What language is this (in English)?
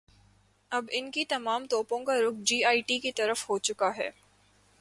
Urdu